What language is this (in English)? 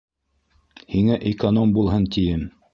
Bashkir